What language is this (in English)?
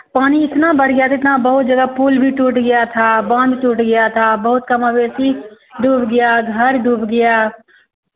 Hindi